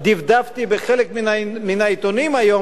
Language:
Hebrew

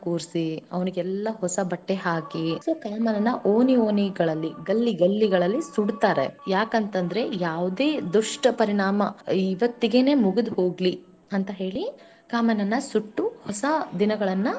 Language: Kannada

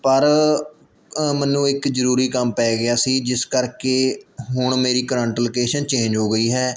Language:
Punjabi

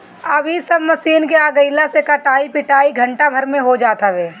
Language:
Bhojpuri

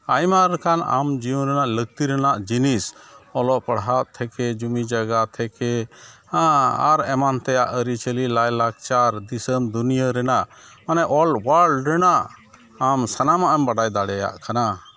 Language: Santali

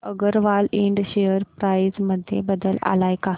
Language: Marathi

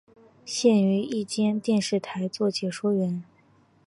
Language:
Chinese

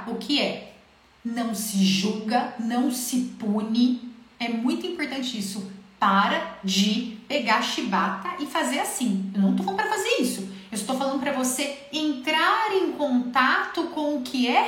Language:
Portuguese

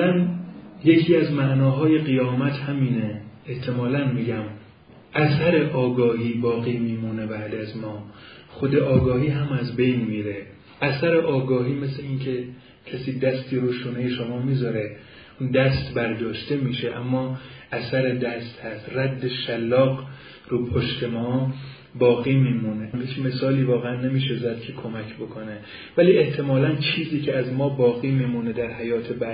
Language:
Persian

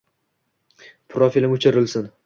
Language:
Uzbek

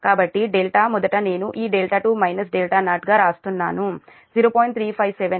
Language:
Telugu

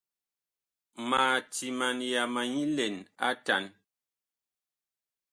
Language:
Bakoko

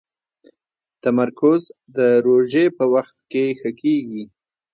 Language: Pashto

